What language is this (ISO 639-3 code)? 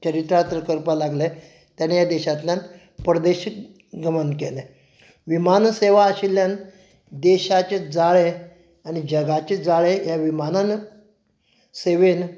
kok